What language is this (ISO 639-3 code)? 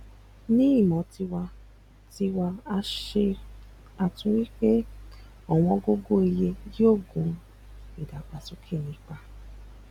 yor